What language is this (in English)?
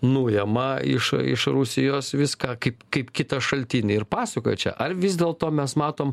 Lithuanian